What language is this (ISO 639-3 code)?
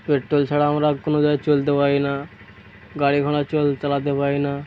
ben